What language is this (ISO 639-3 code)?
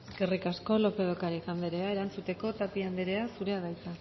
eus